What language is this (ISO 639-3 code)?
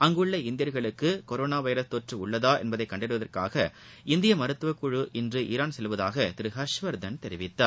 tam